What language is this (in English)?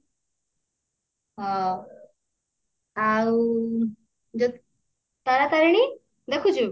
Odia